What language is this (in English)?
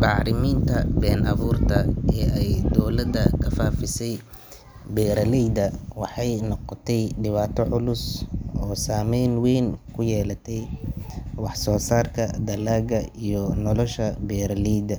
Somali